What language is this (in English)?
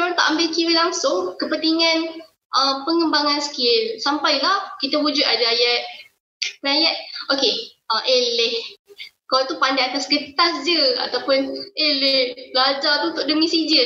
Malay